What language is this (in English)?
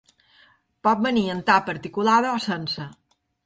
Catalan